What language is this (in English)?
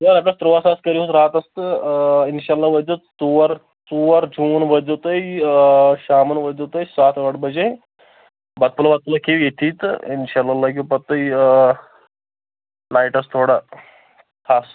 Kashmiri